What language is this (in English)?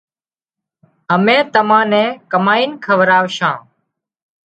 Wadiyara Koli